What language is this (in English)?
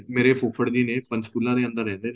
Punjabi